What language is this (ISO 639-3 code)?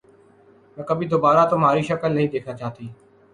urd